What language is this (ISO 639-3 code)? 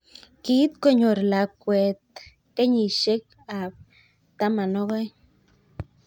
kln